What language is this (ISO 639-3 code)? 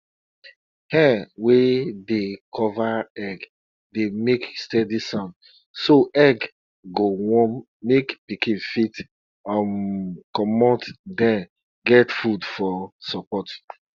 pcm